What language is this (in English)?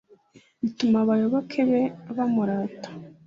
Kinyarwanda